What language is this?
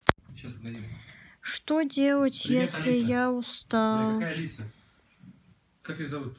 Russian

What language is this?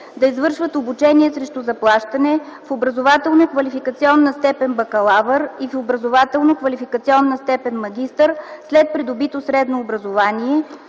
Bulgarian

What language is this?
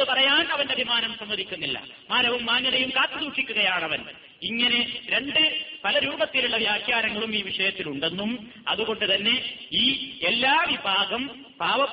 Malayalam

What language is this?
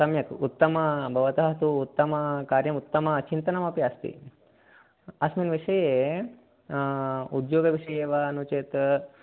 Sanskrit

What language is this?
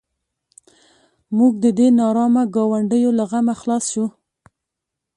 Pashto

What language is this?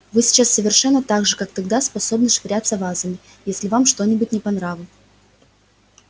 Russian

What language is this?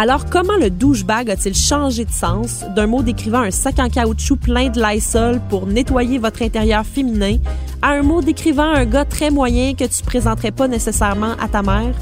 French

